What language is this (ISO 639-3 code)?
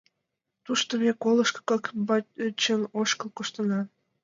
chm